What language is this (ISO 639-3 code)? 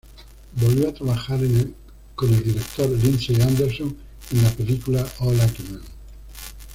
spa